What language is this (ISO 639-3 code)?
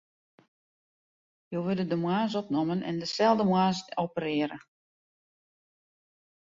fry